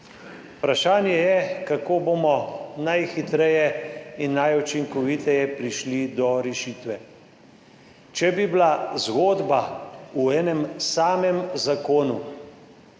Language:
Slovenian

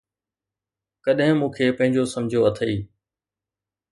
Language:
Sindhi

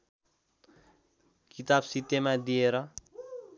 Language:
Nepali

